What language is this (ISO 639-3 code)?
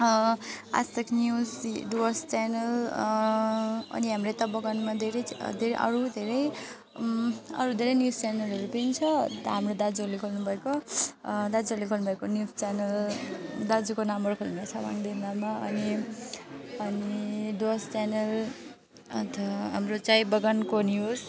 nep